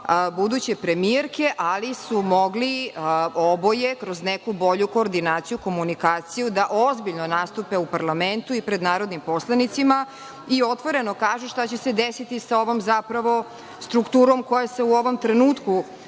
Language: Serbian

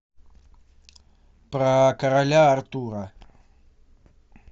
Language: Russian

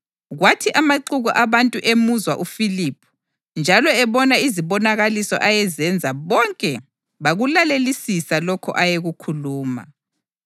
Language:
North Ndebele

